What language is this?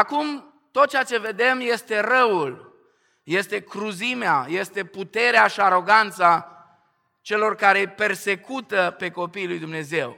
Romanian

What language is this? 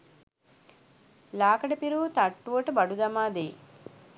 Sinhala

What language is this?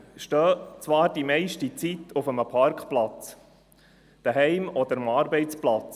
Swiss German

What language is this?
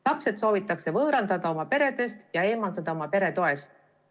Estonian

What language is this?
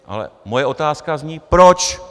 Czech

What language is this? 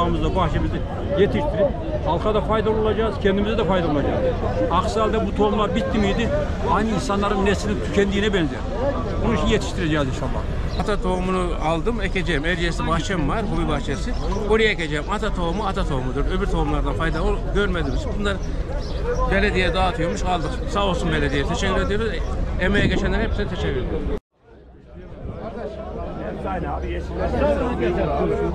Turkish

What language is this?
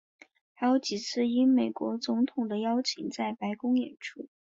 Chinese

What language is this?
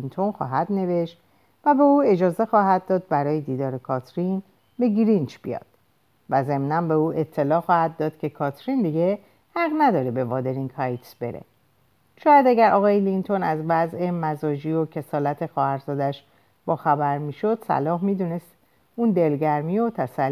Persian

